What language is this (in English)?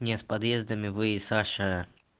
Russian